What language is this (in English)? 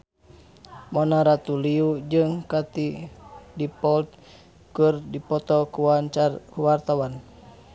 Sundanese